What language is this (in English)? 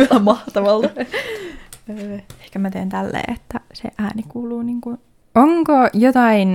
Finnish